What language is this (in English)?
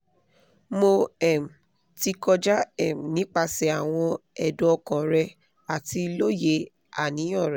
Yoruba